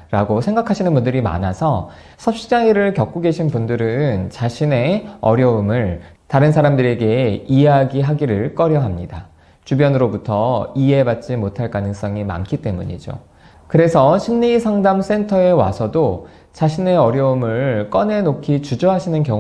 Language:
Korean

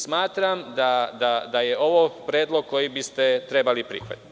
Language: Serbian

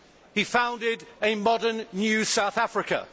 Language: English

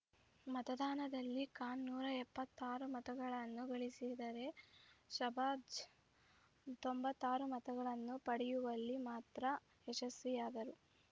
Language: Kannada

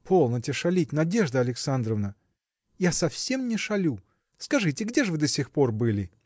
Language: Russian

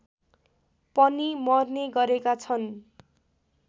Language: Nepali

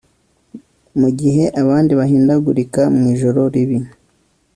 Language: Kinyarwanda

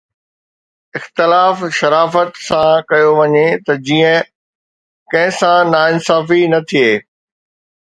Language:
Sindhi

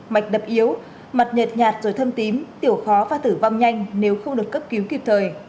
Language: Vietnamese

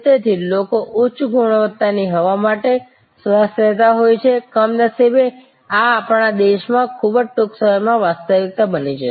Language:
Gujarati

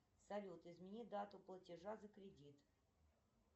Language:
Russian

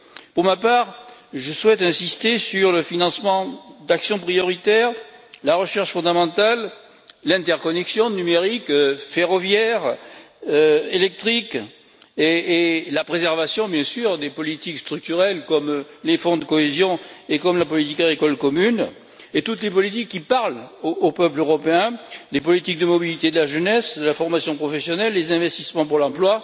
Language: French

